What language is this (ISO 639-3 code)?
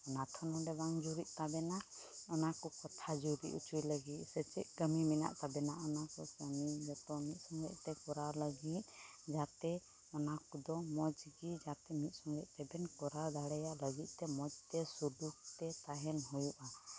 sat